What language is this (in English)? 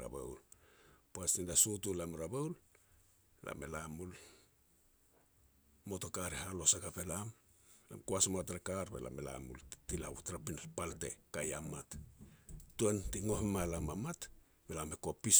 Petats